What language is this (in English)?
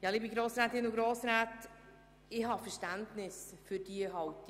Swiss German